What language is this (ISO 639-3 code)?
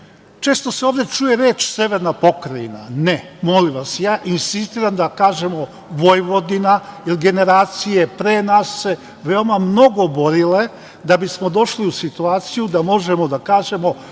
srp